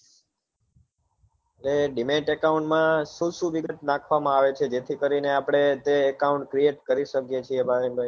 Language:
Gujarati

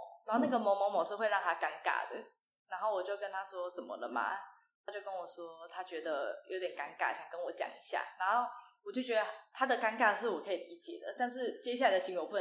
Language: Chinese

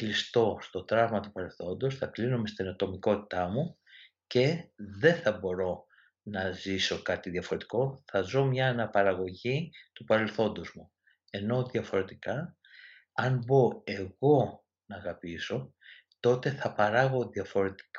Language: Greek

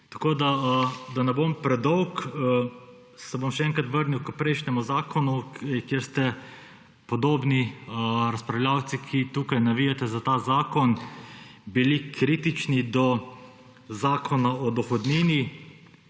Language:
Slovenian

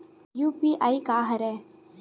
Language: Chhattisgarhi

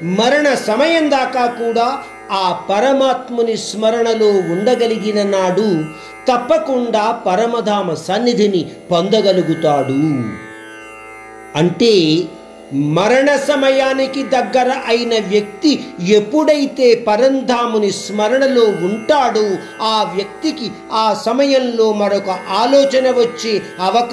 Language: Hindi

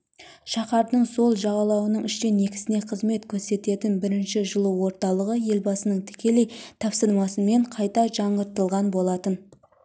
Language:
Kazakh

